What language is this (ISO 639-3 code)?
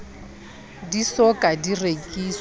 sot